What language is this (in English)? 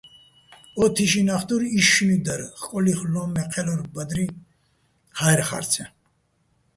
Bats